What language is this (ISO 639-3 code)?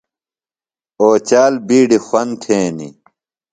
phl